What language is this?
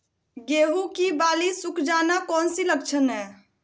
Magahi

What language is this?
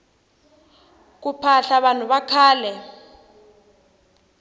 Tsonga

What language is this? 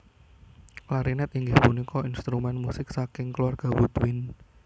Javanese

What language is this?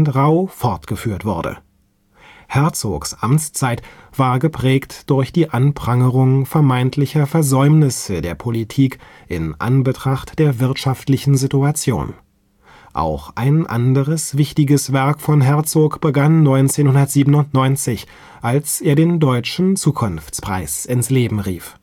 German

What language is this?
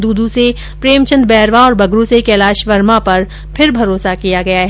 Hindi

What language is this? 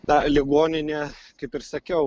Lithuanian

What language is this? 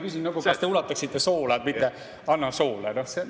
Estonian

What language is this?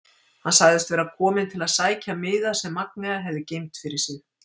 Icelandic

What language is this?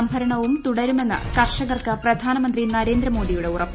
Malayalam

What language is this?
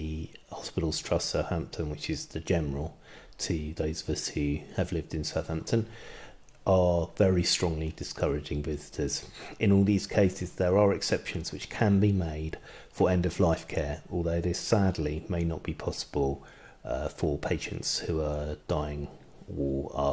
English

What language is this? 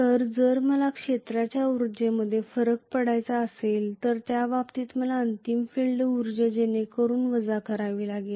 Marathi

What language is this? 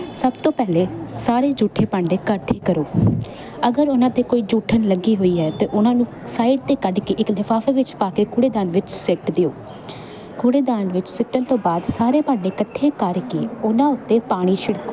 Punjabi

